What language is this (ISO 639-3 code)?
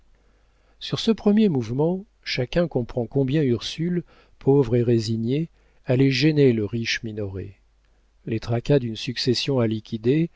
fra